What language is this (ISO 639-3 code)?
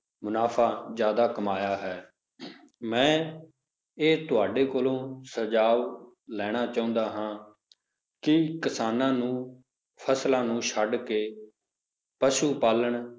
pan